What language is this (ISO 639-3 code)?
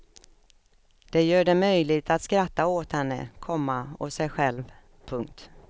swe